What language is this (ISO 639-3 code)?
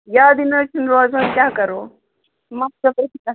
kas